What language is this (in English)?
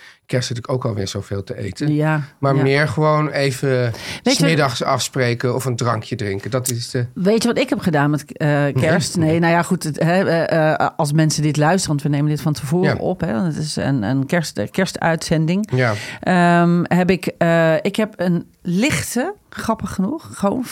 Dutch